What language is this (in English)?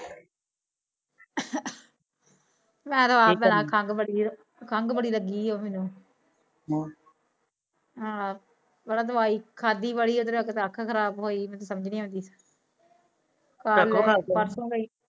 Punjabi